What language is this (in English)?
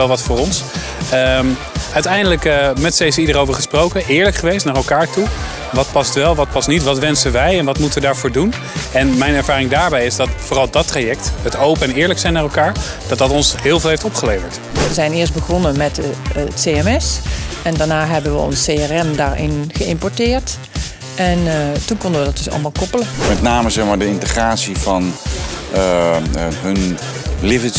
Dutch